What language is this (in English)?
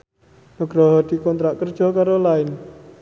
Javanese